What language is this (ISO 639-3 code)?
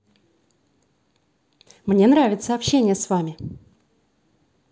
rus